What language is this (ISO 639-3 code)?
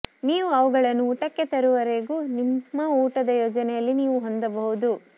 kan